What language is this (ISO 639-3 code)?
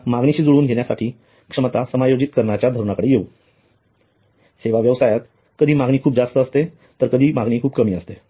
mar